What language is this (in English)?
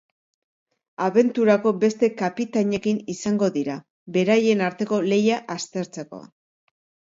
Basque